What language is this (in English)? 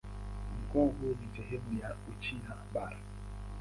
Swahili